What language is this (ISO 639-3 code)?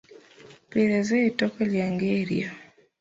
lug